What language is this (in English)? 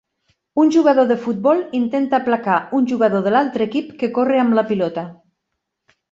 Catalan